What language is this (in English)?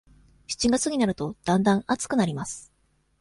Japanese